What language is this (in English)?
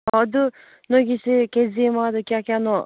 Manipuri